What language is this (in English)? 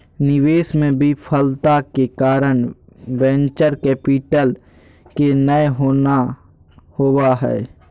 Magahi